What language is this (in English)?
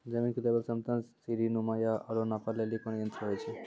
Maithili